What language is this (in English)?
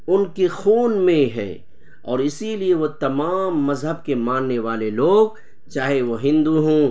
Urdu